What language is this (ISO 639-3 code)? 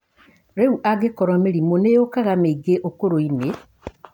kik